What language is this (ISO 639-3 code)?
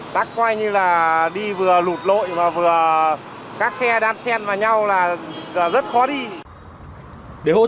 vie